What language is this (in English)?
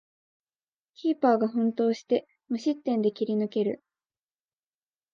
Japanese